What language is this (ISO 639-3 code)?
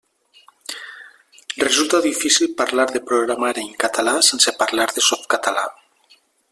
cat